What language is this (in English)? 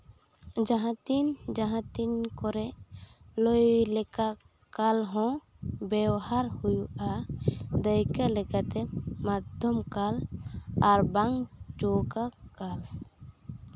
Santali